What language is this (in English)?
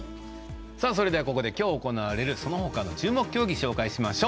Japanese